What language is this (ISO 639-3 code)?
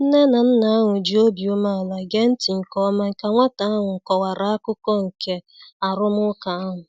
ibo